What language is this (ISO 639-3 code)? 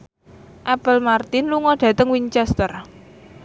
jav